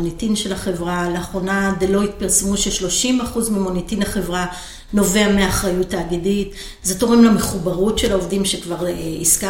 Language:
Hebrew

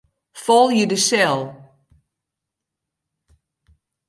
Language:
Western Frisian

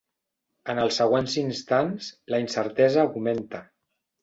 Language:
Catalan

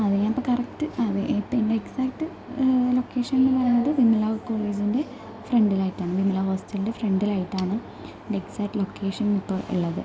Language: Malayalam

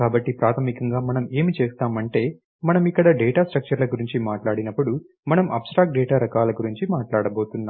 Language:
Telugu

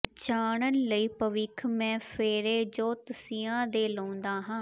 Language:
Punjabi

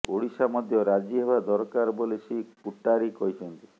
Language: Odia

